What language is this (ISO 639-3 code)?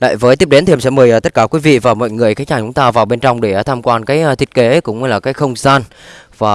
vie